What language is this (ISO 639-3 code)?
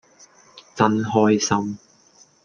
yue